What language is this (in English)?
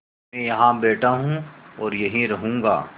Hindi